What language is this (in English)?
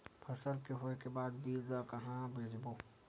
Chhattisgarhi